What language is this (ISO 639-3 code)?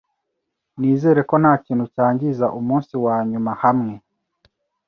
kin